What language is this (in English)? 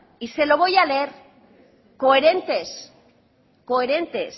Spanish